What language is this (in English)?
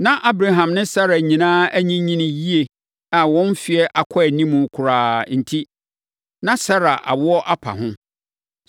Akan